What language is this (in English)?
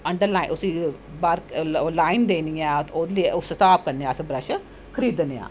Dogri